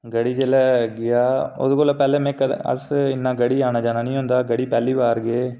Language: Dogri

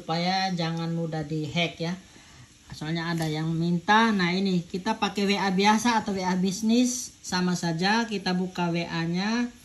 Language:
Indonesian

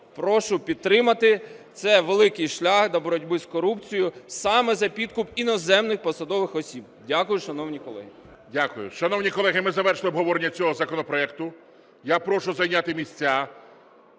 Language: Ukrainian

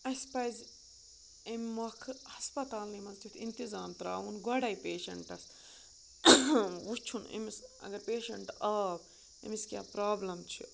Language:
Kashmiri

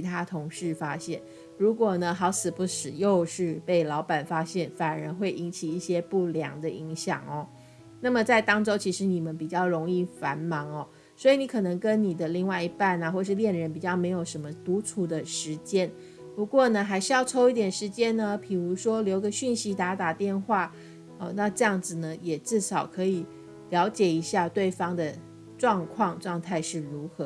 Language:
Chinese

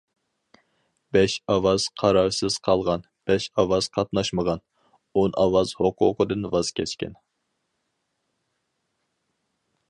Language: Uyghur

